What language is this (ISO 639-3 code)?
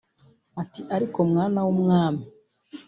kin